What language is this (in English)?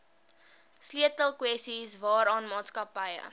Afrikaans